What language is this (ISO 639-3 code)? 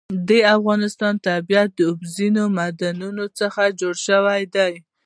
pus